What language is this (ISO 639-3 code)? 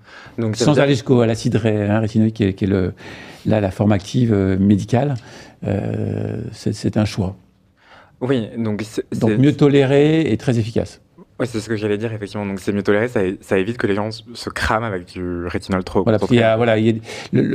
fra